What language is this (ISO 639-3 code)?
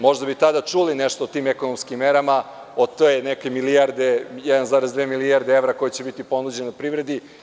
srp